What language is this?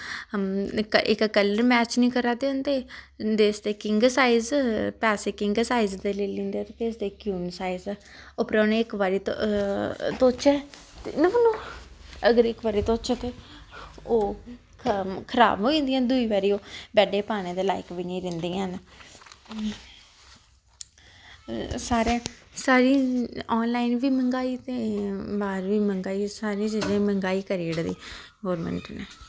Dogri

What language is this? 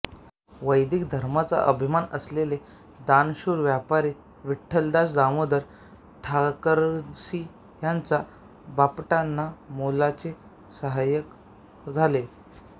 Marathi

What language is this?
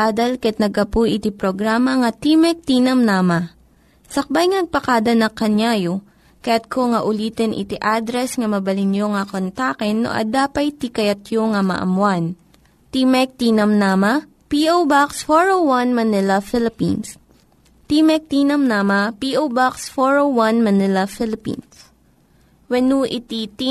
Filipino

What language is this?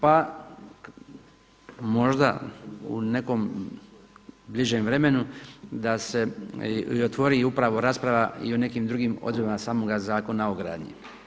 Croatian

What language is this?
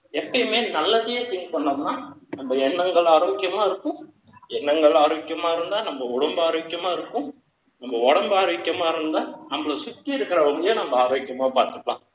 Tamil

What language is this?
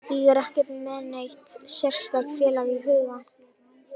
Icelandic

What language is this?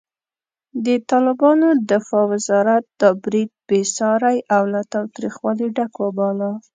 Pashto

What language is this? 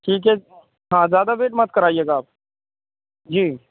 Urdu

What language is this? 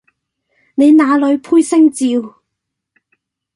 Cantonese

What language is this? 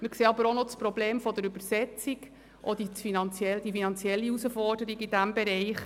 Swiss German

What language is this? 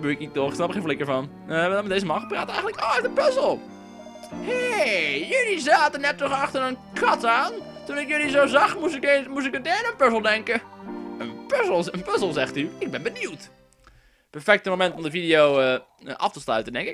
Dutch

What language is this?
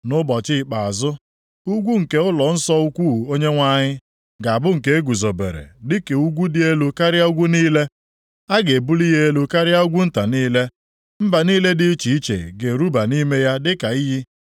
Igbo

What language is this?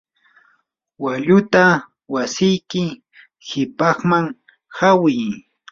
Yanahuanca Pasco Quechua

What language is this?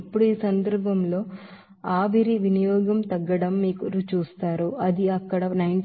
Telugu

